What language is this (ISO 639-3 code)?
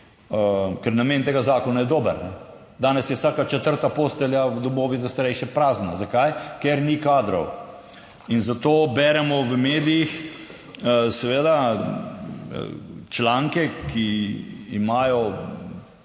slv